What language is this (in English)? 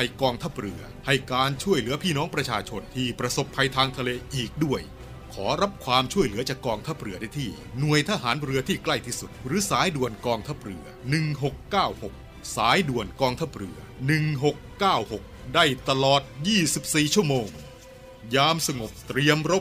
Thai